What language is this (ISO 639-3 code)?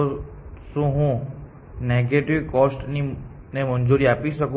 guj